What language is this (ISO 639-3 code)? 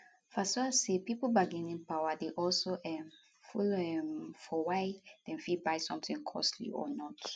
pcm